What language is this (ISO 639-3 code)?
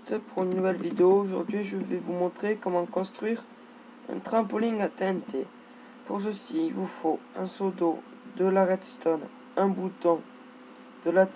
fra